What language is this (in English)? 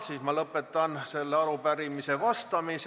Estonian